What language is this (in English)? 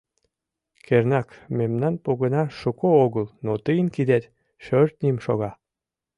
Mari